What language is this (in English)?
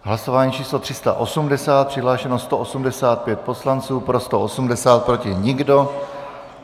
Czech